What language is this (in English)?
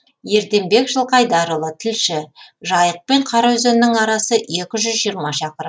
Kazakh